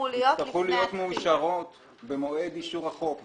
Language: Hebrew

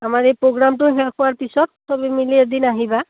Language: Assamese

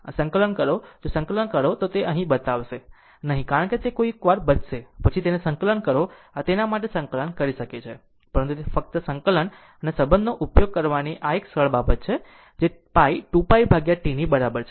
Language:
Gujarati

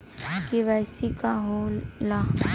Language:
Bhojpuri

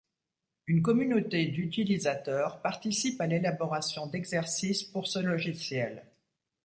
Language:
French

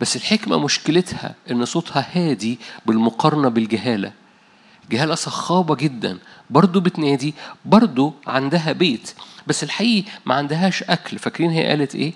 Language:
Arabic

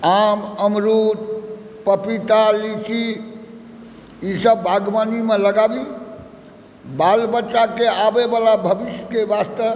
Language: Maithili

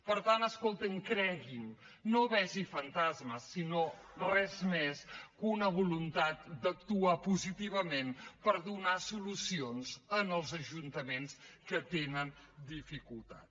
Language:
Catalan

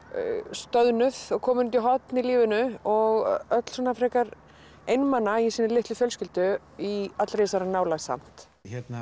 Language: Icelandic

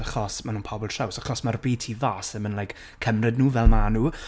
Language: Welsh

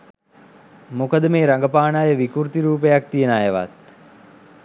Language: Sinhala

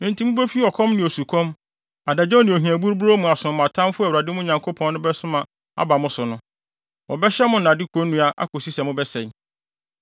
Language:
Akan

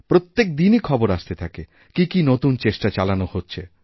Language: Bangla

